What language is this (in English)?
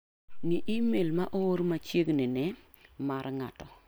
Luo (Kenya and Tanzania)